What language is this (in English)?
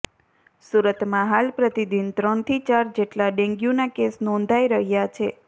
Gujarati